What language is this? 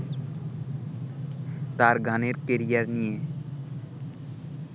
Bangla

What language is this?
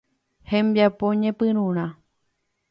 Guarani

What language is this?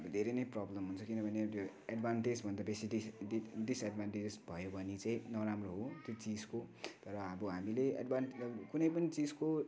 Nepali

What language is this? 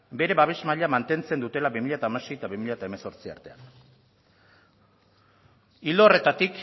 Basque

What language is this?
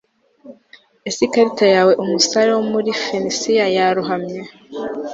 Kinyarwanda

